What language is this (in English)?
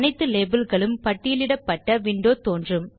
Tamil